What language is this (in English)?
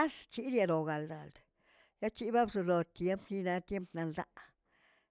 Tilquiapan Zapotec